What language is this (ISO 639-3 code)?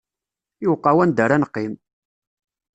kab